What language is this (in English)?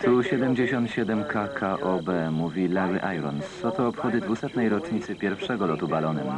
Polish